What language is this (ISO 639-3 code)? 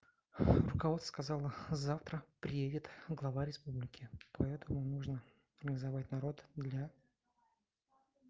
rus